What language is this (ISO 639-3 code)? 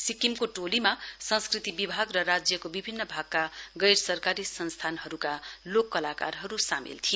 nep